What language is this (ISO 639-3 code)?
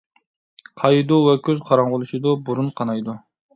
uig